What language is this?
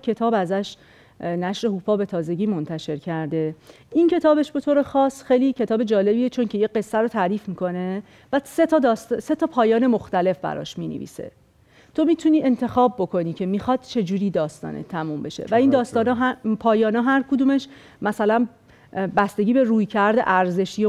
Persian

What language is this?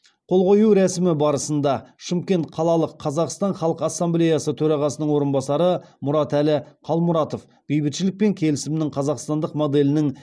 Kazakh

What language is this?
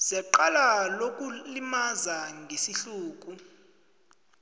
South Ndebele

